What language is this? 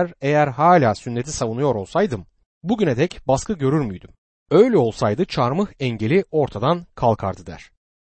Turkish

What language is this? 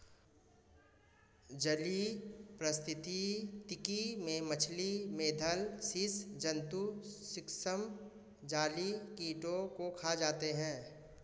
Hindi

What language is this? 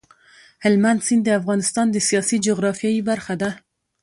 Pashto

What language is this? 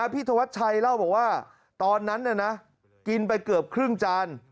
Thai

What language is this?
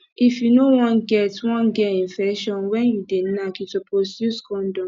Nigerian Pidgin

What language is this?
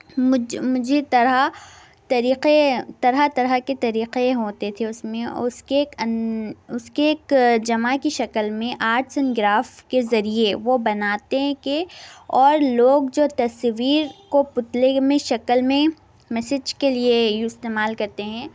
Urdu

